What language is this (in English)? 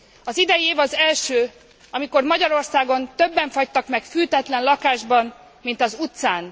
Hungarian